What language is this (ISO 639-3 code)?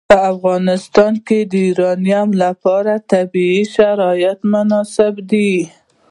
pus